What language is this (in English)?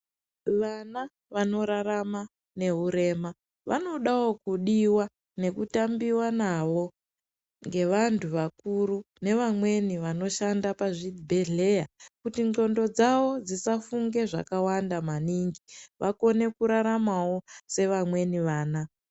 Ndau